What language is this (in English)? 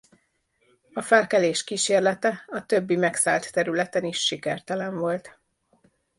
Hungarian